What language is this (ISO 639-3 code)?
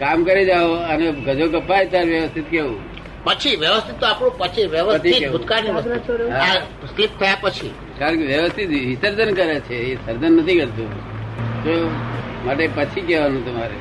guj